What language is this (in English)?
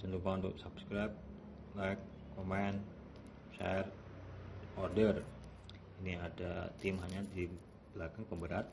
Indonesian